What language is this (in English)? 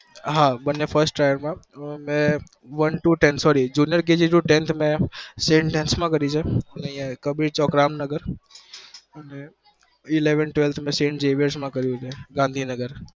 Gujarati